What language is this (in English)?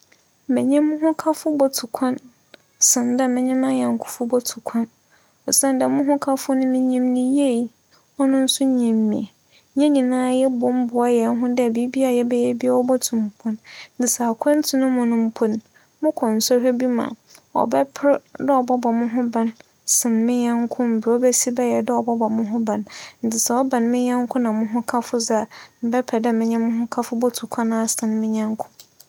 Akan